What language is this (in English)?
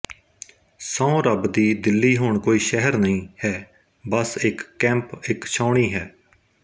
Punjabi